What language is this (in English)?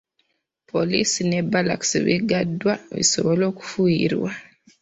Ganda